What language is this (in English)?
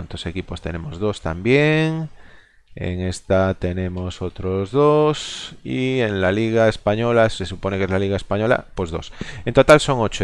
Spanish